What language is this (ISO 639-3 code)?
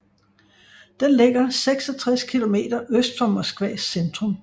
dan